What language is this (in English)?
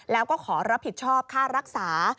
Thai